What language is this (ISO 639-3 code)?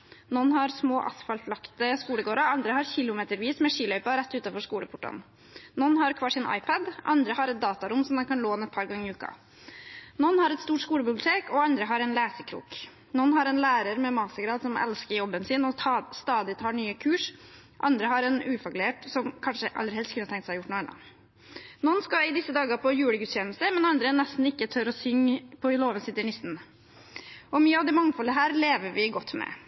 nob